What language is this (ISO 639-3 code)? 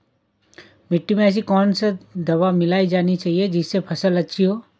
hin